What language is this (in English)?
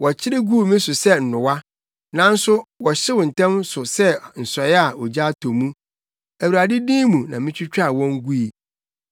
Akan